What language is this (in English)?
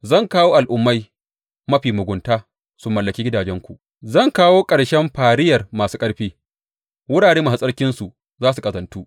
Hausa